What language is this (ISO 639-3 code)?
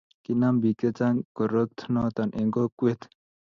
kln